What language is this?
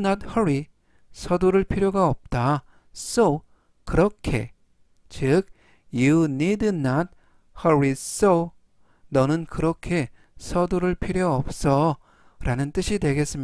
Korean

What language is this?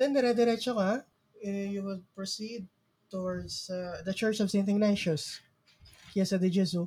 Filipino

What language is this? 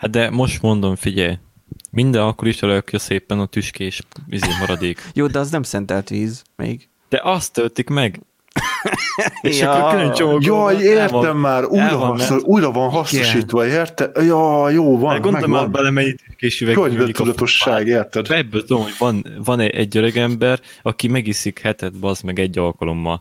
Hungarian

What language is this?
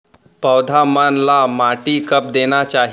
Chhattisgarhi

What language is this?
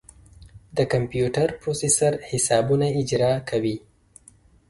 Pashto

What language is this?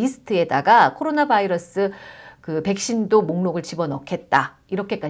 Korean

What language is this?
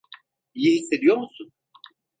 Turkish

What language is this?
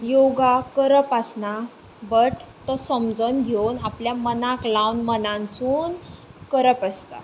Konkani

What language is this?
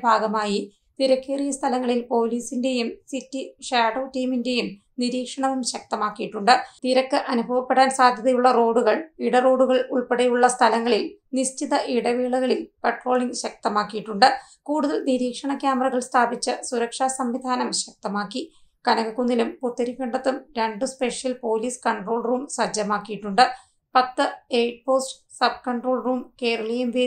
Arabic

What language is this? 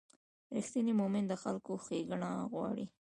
Pashto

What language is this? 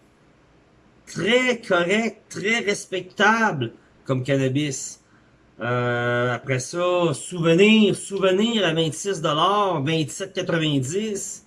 French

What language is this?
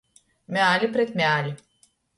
Latgalian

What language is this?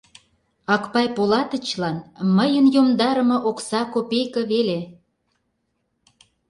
Mari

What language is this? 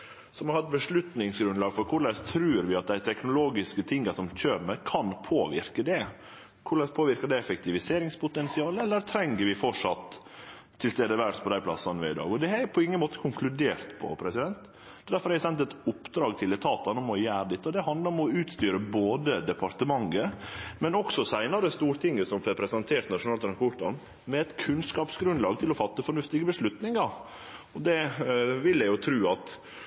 Norwegian Nynorsk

